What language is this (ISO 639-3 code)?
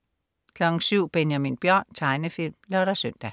dan